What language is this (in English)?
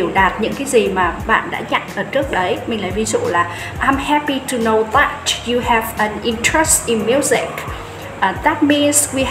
Vietnamese